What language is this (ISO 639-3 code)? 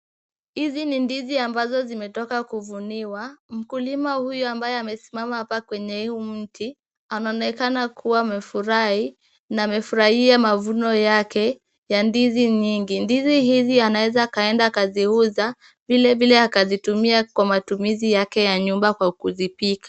swa